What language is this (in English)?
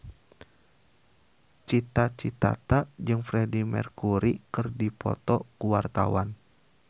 Sundanese